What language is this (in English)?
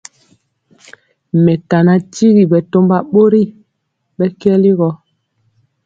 Mpiemo